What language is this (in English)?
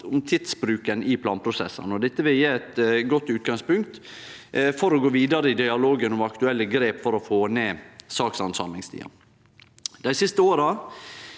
Norwegian